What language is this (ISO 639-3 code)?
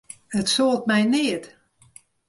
fry